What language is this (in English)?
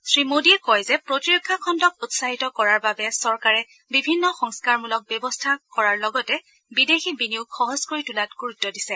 Assamese